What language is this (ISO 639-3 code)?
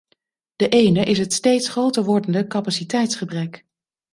nld